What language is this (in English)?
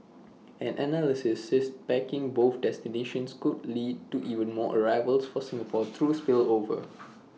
English